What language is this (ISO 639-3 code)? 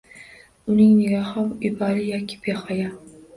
uzb